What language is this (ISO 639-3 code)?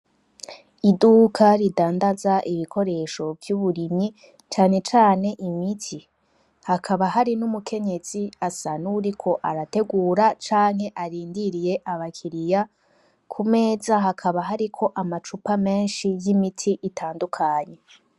run